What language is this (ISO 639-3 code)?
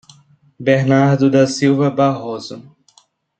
por